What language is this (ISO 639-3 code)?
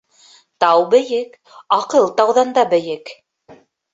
bak